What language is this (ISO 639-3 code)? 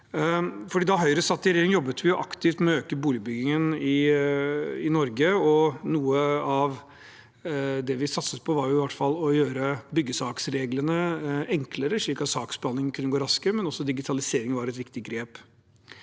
nor